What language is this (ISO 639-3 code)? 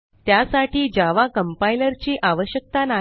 mar